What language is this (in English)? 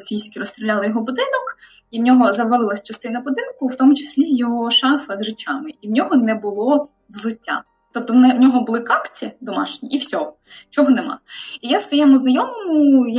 Ukrainian